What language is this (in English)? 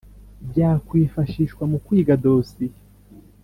Kinyarwanda